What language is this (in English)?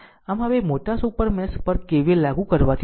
Gujarati